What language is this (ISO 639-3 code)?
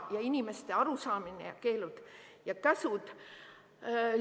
est